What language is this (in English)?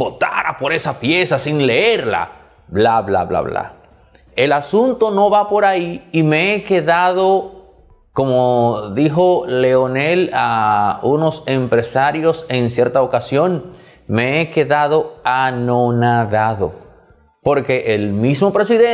Spanish